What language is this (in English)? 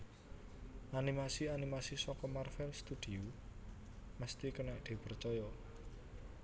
Javanese